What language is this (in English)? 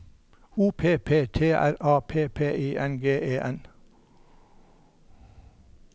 Norwegian